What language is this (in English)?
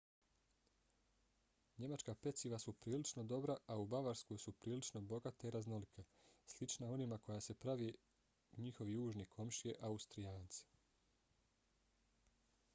Bosnian